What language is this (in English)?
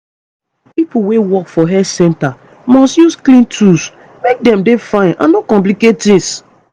Nigerian Pidgin